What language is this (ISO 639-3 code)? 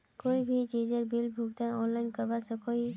mag